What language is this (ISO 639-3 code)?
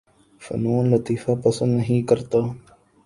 urd